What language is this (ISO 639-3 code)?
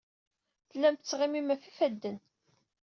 kab